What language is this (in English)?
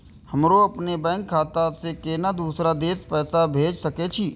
Maithili